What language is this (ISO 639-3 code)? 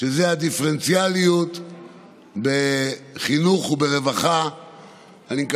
heb